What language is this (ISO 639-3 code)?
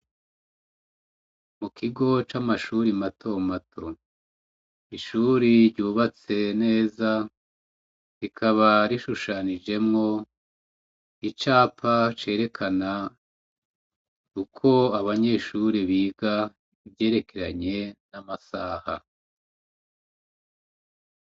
run